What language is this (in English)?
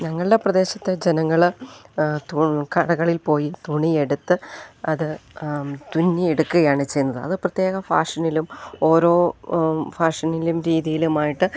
Malayalam